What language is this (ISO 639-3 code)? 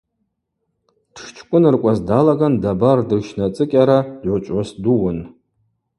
abq